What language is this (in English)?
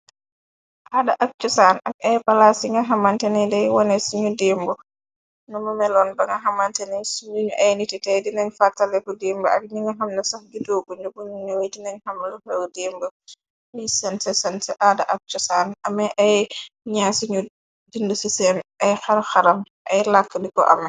Wolof